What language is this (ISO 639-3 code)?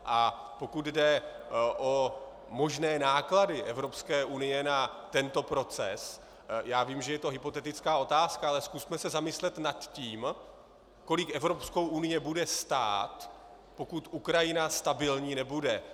ces